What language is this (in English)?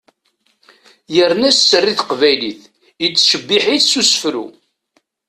Kabyle